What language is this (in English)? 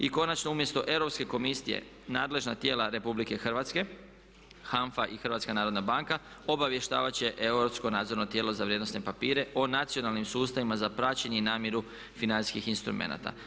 Croatian